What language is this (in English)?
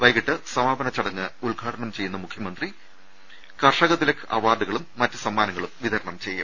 Malayalam